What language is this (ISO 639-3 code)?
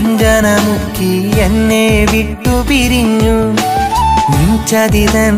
ara